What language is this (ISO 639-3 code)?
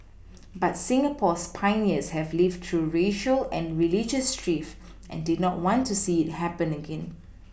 eng